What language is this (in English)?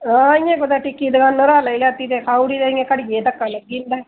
Dogri